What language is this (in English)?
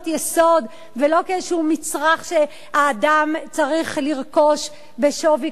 Hebrew